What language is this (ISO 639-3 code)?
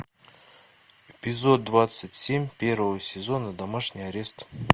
rus